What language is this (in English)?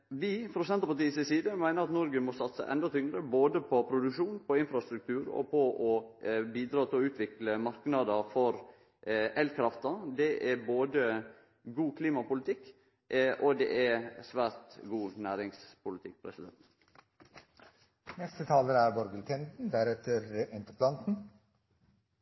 Norwegian